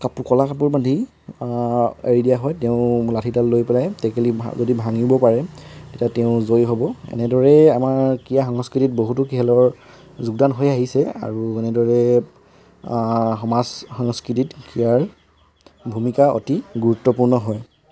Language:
Assamese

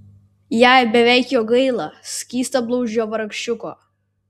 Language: Lithuanian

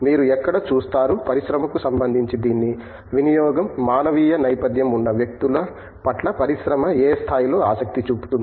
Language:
Telugu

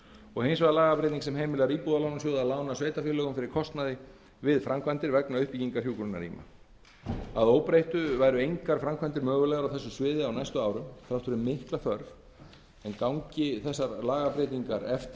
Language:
Icelandic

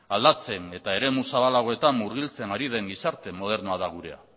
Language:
Basque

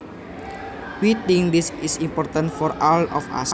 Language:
Javanese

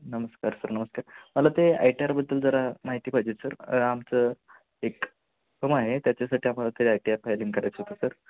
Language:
Marathi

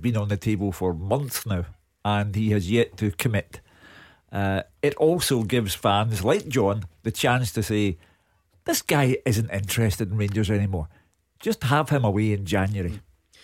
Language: English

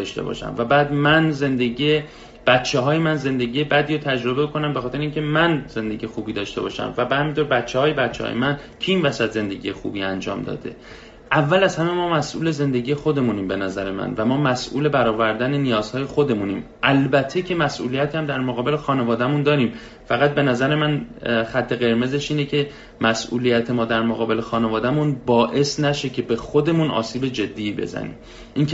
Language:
Persian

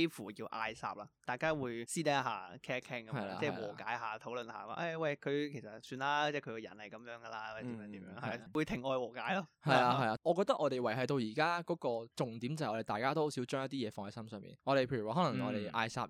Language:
Chinese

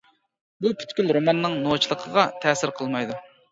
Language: Uyghur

